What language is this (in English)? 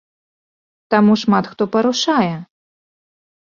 Belarusian